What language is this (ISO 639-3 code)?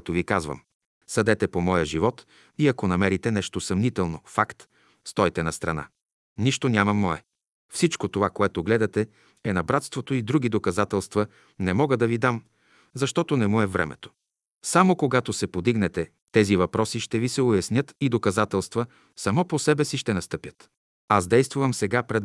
bul